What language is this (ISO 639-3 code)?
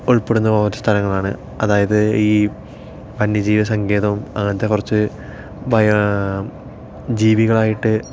mal